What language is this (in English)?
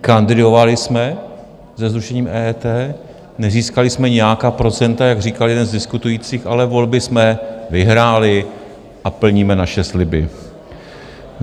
Czech